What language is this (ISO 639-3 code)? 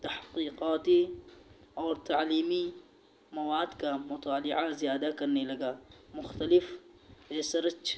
urd